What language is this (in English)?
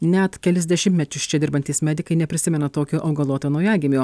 Lithuanian